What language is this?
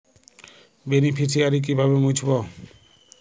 Bangla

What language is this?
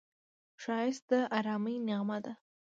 Pashto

